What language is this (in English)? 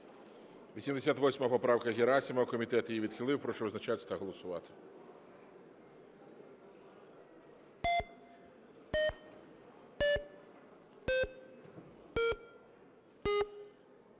Ukrainian